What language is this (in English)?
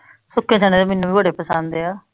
Punjabi